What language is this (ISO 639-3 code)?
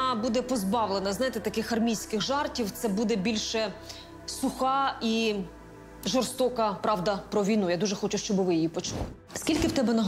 ukr